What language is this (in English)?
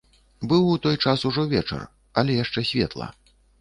Belarusian